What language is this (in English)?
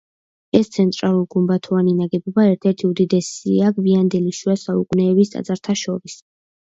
Georgian